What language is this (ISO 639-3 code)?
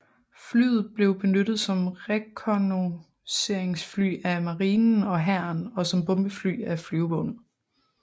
dan